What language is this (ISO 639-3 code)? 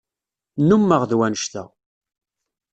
kab